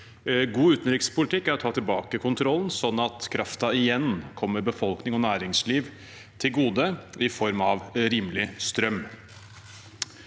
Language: Norwegian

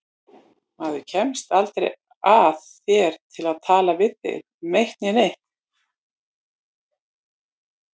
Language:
Icelandic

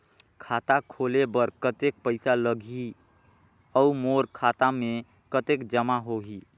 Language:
Chhattisgarhi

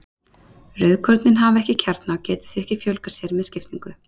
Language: Icelandic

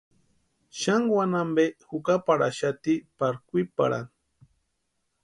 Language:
Western Highland Purepecha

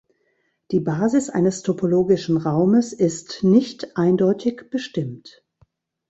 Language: German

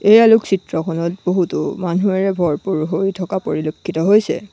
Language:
Assamese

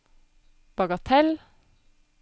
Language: Norwegian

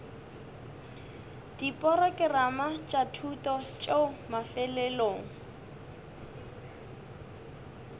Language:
Northern Sotho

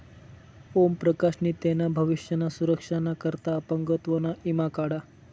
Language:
Marathi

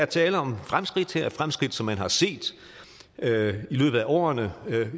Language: Danish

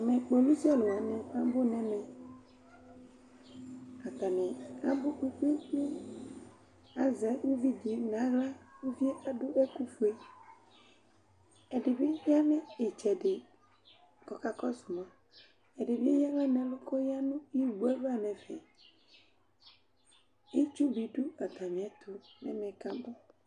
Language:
Ikposo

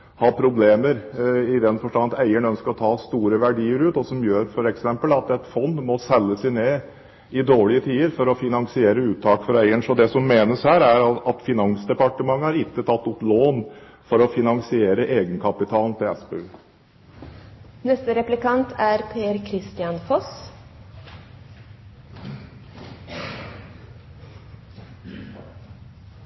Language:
Norwegian Bokmål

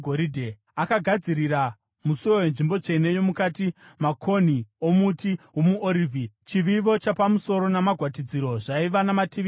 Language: Shona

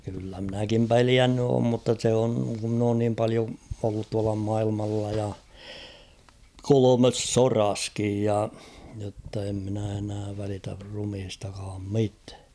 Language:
Finnish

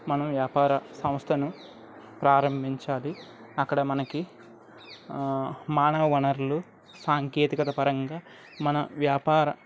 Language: Telugu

